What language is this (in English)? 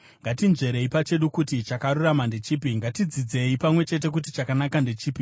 Shona